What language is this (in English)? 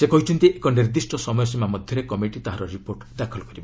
Odia